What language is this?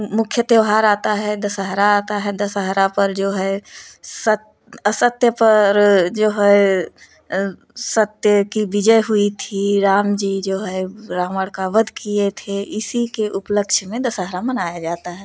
Hindi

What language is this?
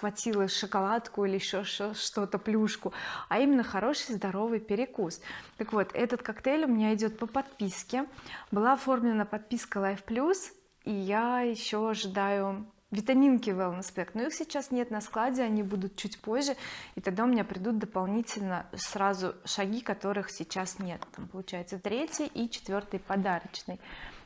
Russian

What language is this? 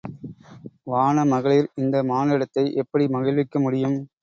Tamil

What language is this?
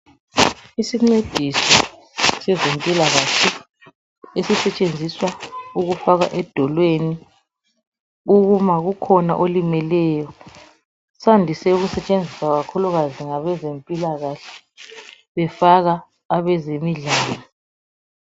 North Ndebele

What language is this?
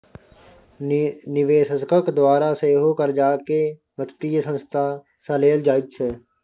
Maithili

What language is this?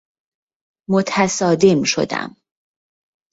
Persian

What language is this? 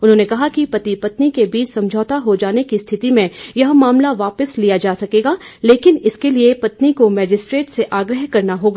Hindi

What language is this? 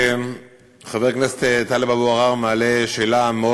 Hebrew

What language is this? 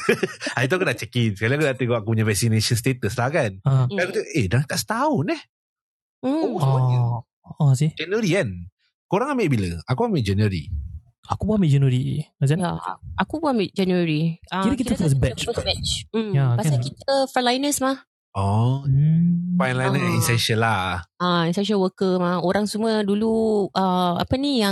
Malay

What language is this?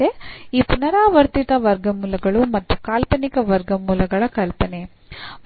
Kannada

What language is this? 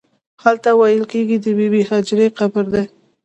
Pashto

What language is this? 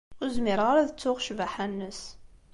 Kabyle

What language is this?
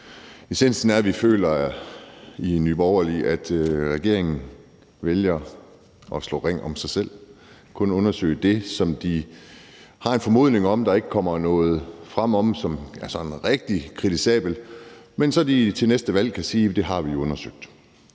Danish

